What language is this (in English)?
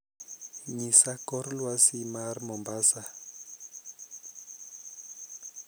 Luo (Kenya and Tanzania)